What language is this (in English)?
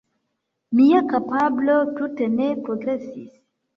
Esperanto